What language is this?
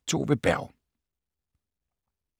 Danish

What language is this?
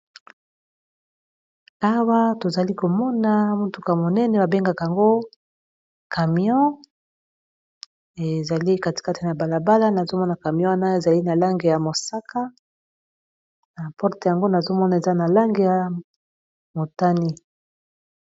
Lingala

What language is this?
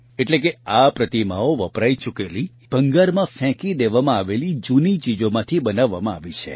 Gujarati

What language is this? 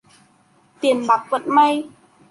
Vietnamese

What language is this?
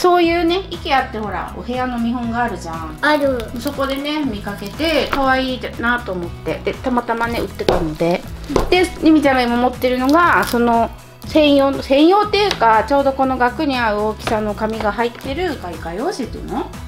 Japanese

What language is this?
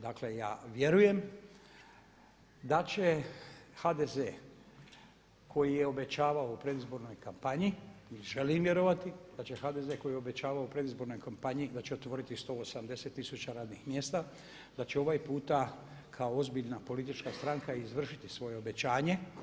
Croatian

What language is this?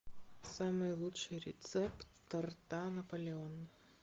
Russian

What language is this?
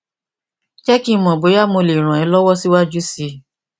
Yoruba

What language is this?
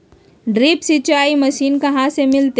Magahi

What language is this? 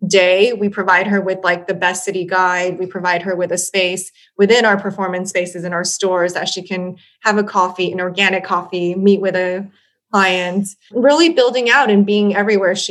English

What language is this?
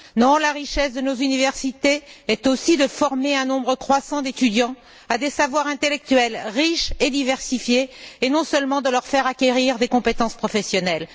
French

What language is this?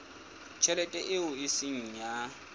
Southern Sotho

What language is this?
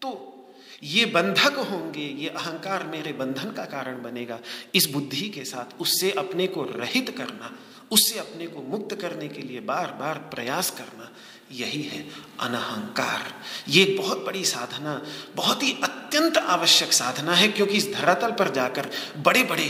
Hindi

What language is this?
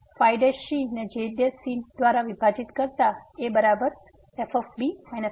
Gujarati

